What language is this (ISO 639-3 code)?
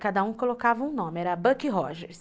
por